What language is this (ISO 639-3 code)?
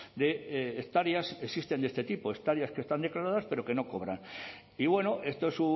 spa